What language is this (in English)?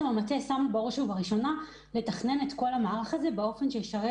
Hebrew